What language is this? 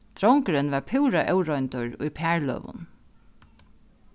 Faroese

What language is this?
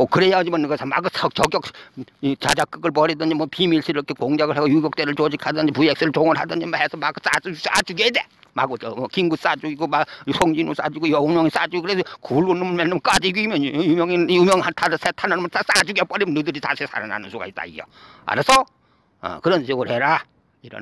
Korean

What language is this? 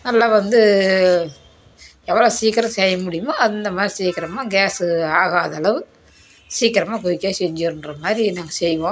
Tamil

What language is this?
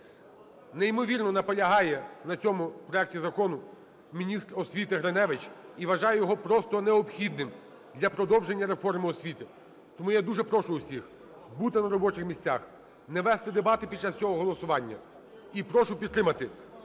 Ukrainian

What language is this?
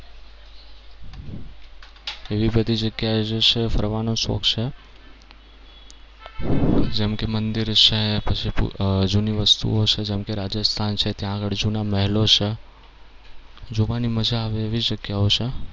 Gujarati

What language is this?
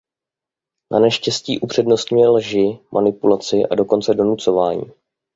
Czech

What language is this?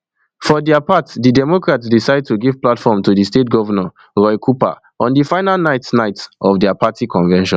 Nigerian Pidgin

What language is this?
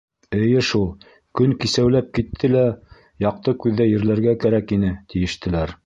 Bashkir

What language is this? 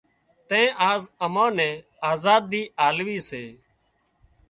Wadiyara Koli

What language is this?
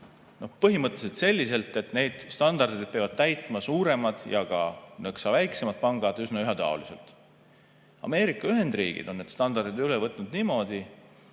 Estonian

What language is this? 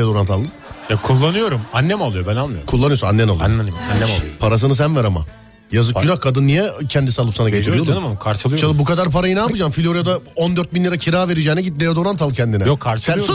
Turkish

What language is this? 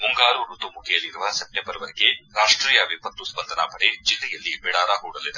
Kannada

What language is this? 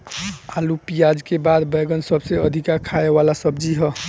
Bhojpuri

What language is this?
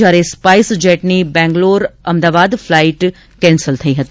Gujarati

